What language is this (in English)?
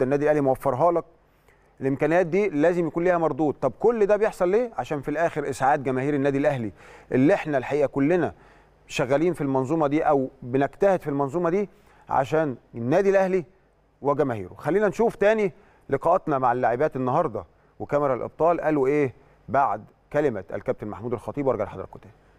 Arabic